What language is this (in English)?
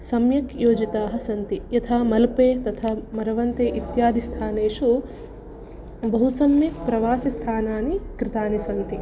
Sanskrit